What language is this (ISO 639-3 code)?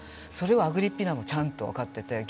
jpn